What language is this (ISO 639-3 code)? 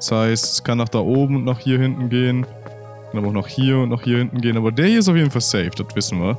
deu